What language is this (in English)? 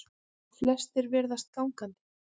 Icelandic